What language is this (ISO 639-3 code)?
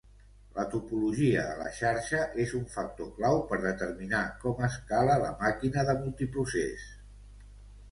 cat